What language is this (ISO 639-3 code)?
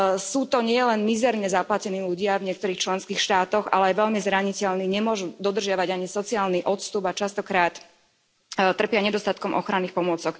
slk